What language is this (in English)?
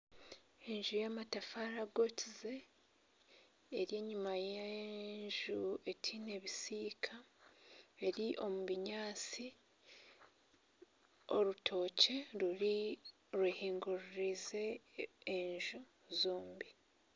Nyankole